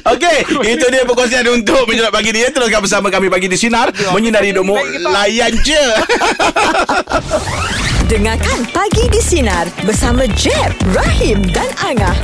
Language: Malay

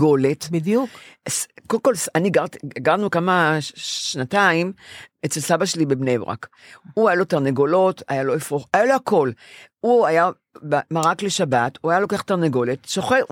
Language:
Hebrew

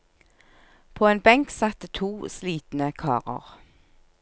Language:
Norwegian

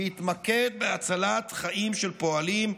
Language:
Hebrew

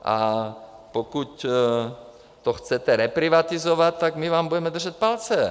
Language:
Czech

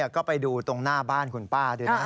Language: Thai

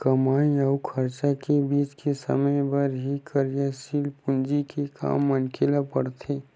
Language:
Chhattisgarhi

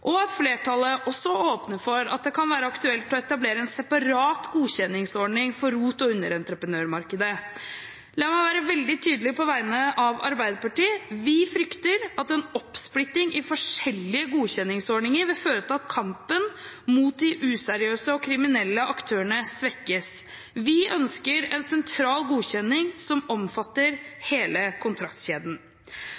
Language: Norwegian Bokmål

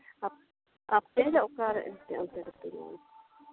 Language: Santali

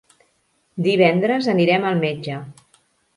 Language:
Catalan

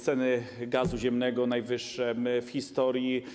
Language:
Polish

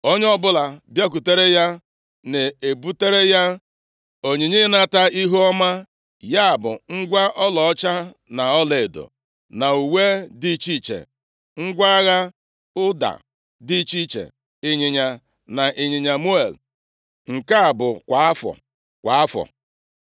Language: Igbo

